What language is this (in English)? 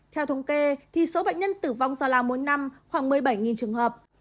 Vietnamese